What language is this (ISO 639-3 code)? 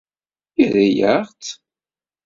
kab